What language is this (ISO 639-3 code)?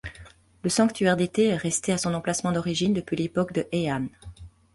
fra